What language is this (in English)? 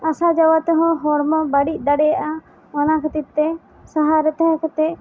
Santali